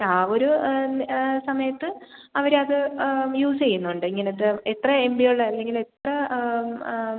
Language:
Malayalam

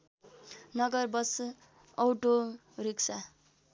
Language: Nepali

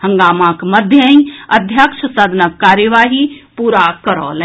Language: Maithili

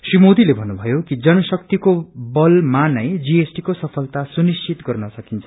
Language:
Nepali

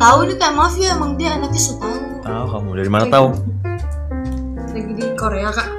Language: Indonesian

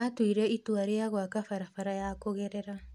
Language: Kikuyu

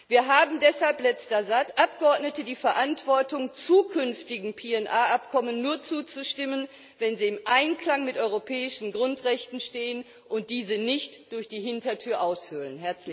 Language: German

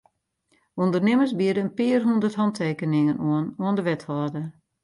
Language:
Western Frisian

